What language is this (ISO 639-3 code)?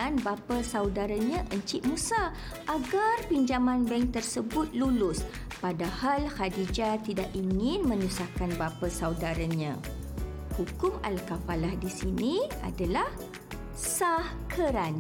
msa